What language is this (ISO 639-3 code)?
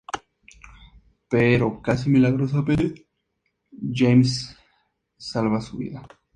spa